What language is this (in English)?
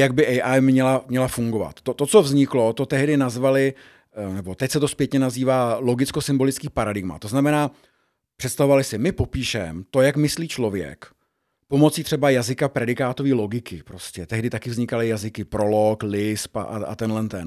Czech